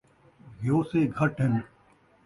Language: Saraiki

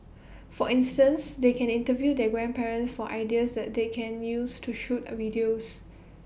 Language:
English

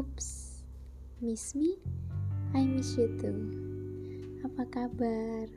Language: Indonesian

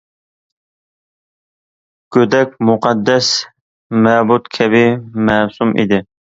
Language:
Uyghur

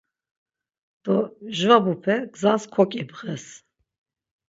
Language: Laz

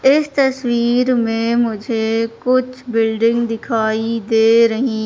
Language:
Hindi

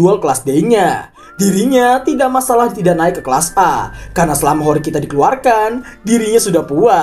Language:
Indonesian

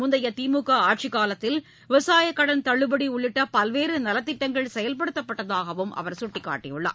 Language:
Tamil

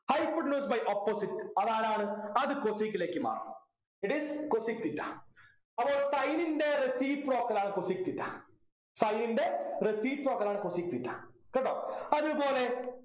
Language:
Malayalam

